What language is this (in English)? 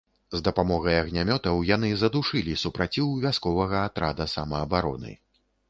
Belarusian